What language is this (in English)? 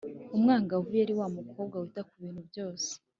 Kinyarwanda